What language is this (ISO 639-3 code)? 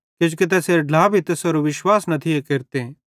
bhd